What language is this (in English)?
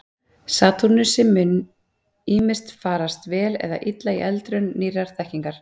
Icelandic